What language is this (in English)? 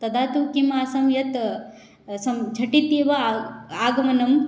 Sanskrit